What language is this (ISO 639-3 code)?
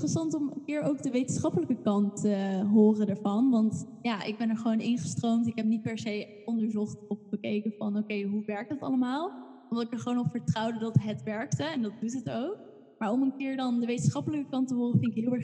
nld